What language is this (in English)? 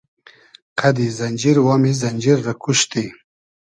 Hazaragi